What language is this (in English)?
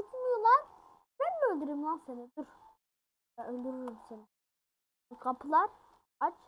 Turkish